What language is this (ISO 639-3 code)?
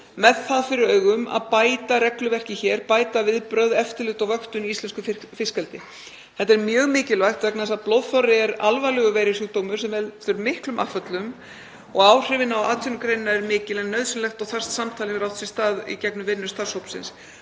isl